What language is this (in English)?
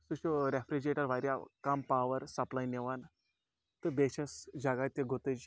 Kashmiri